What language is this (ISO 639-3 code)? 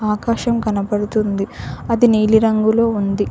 tel